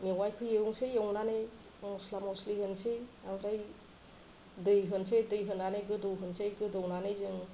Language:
Bodo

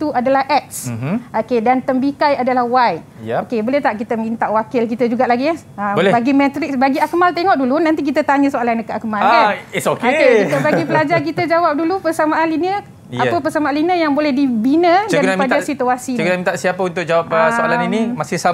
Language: Malay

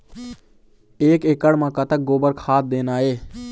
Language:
Chhattisgarhi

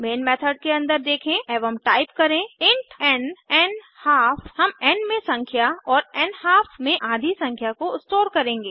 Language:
Hindi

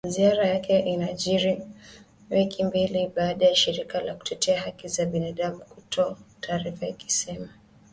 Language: Swahili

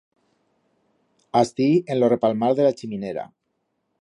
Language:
Aragonese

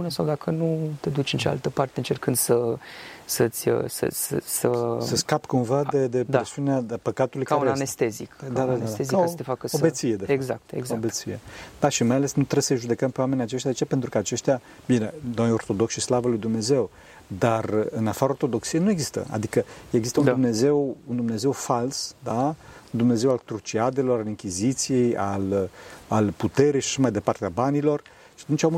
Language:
Romanian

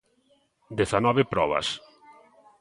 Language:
Galician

